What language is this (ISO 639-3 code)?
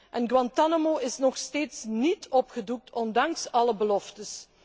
nld